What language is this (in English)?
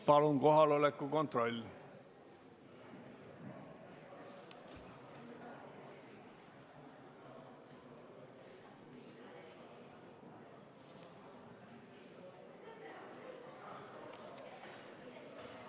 Estonian